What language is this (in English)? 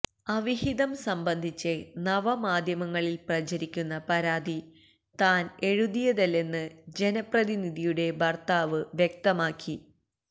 Malayalam